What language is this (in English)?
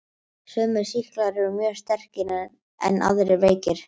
Icelandic